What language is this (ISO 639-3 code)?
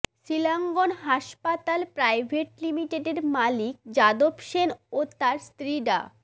ben